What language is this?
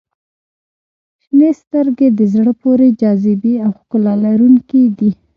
Pashto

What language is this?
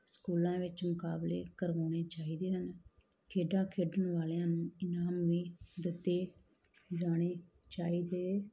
Punjabi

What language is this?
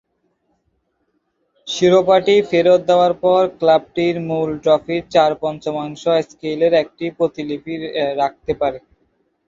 Bangla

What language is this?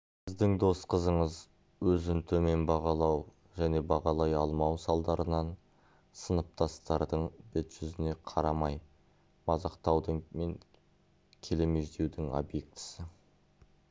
Kazakh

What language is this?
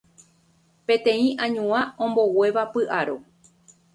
Guarani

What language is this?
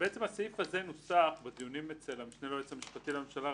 Hebrew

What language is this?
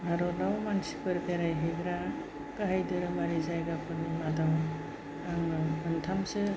Bodo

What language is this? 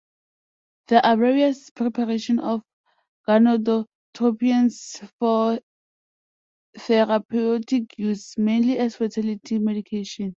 English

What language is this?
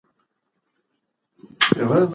Pashto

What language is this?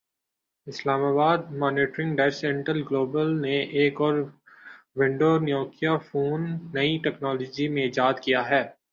Urdu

